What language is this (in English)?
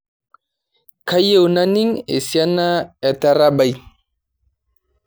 Masai